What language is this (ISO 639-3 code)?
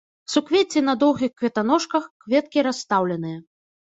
bel